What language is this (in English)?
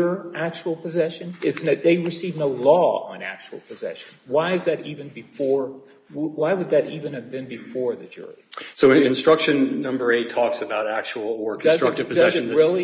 English